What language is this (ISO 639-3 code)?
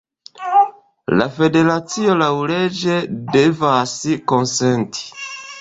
epo